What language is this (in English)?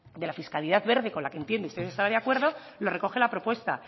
Spanish